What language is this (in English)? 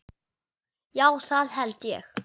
Icelandic